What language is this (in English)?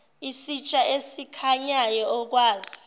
Zulu